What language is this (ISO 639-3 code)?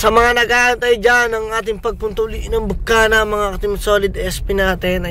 fil